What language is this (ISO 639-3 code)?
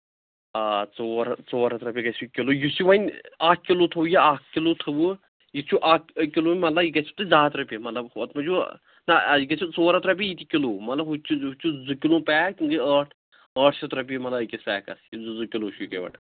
kas